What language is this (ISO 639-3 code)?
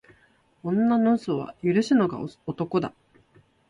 jpn